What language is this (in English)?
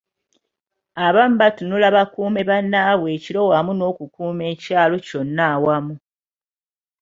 Ganda